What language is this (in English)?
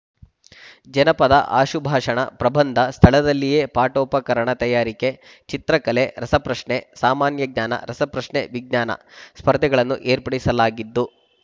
Kannada